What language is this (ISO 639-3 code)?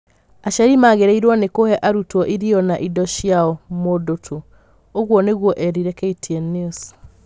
kik